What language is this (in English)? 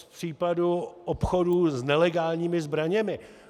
Czech